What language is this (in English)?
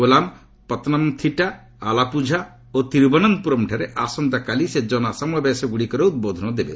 Odia